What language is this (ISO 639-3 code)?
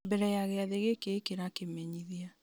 kik